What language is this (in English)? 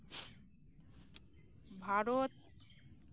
Santali